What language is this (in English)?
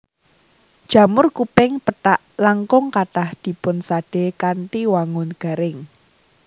Javanese